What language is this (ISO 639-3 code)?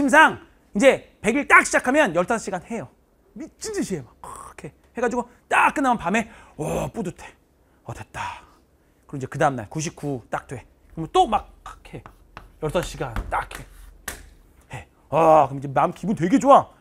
kor